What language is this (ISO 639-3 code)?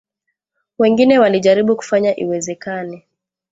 swa